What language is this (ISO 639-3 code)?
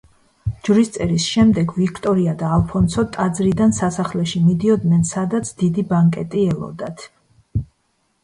kat